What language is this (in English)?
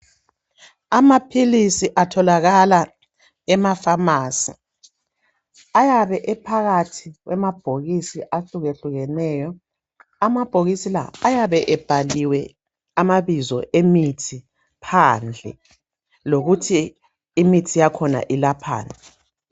North Ndebele